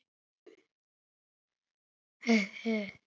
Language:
Icelandic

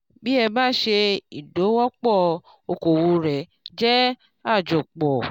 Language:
Yoruba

